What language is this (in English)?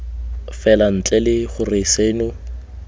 Tswana